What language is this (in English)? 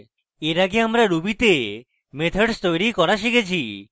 Bangla